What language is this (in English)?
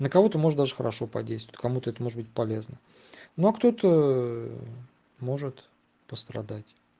Russian